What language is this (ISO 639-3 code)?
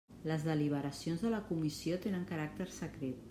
cat